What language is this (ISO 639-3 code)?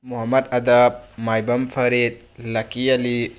mni